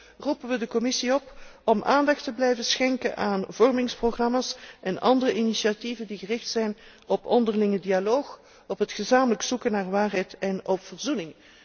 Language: Dutch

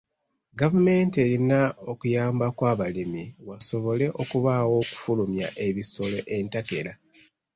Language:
Ganda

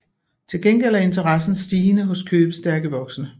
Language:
Danish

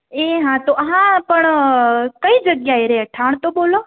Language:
Gujarati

